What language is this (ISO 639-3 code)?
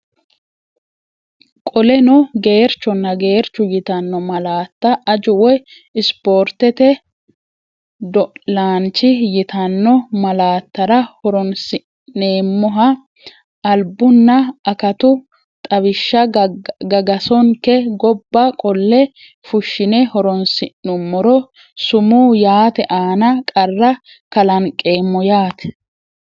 sid